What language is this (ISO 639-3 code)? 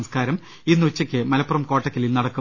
mal